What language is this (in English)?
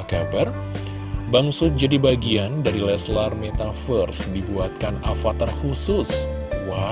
Indonesian